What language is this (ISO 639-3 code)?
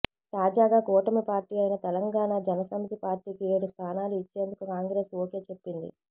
tel